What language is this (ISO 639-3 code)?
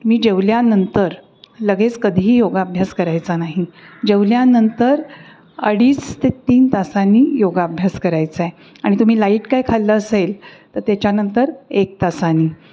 mar